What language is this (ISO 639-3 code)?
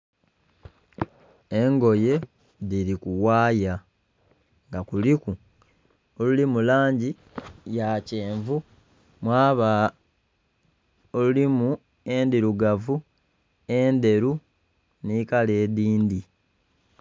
xog